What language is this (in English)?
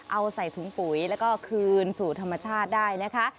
Thai